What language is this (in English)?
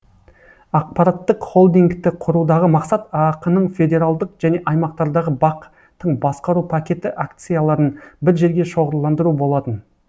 Kazakh